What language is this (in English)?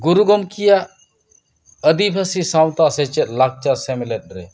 Santali